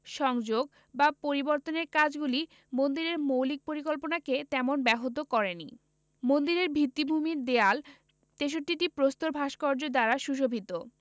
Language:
Bangla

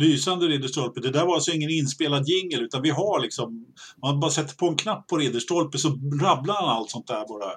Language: Swedish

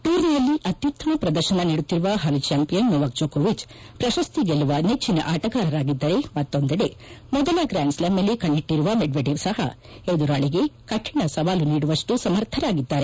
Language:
Kannada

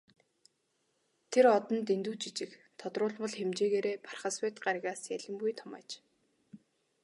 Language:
Mongolian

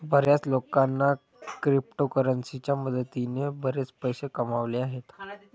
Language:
Marathi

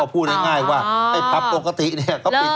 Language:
Thai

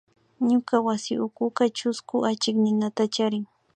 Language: Imbabura Highland Quichua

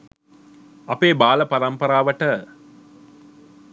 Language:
Sinhala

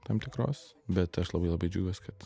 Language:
Lithuanian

